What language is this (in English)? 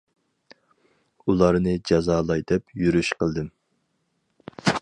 Uyghur